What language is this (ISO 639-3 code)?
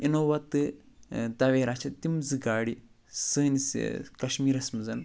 kas